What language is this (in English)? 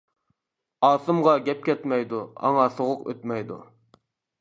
Uyghur